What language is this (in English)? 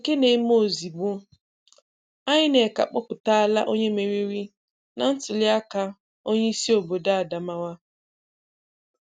Igbo